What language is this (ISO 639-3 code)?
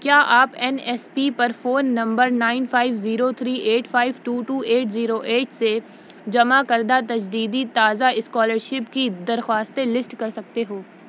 urd